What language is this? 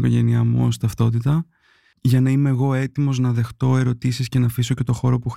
Greek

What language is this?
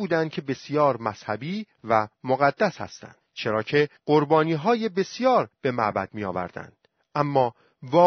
Persian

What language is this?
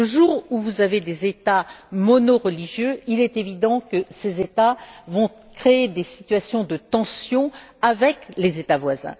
French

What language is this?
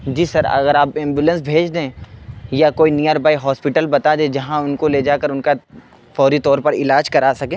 Urdu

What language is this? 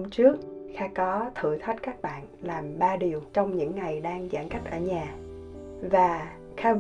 Vietnamese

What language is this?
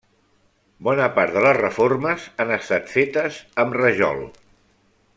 Catalan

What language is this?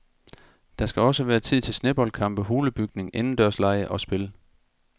Danish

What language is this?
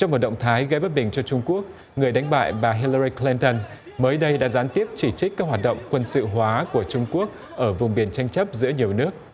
Vietnamese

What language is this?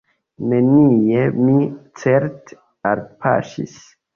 Esperanto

